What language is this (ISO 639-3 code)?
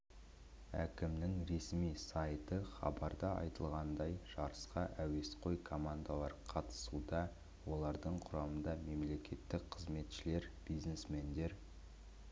kaz